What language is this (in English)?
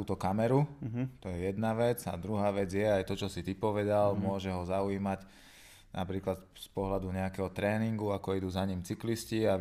Slovak